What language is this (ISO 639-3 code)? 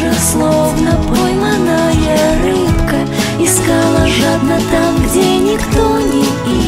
rus